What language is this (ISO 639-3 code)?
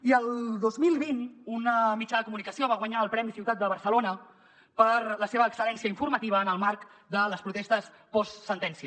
cat